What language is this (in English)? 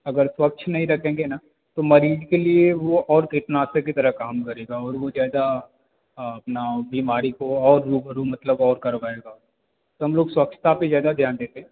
Hindi